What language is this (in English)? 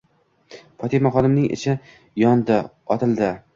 Uzbek